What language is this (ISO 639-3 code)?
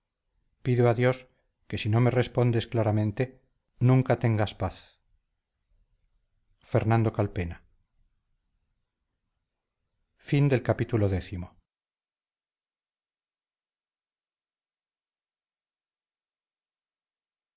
spa